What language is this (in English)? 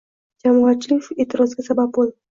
Uzbek